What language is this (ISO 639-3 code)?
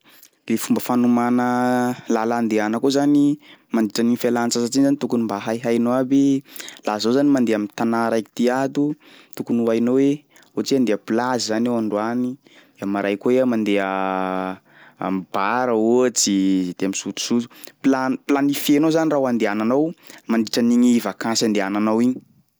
skg